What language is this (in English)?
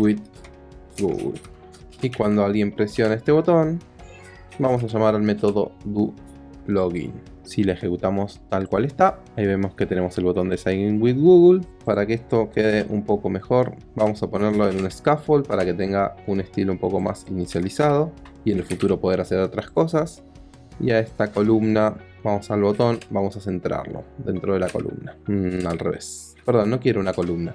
Spanish